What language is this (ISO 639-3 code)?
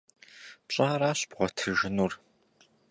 kbd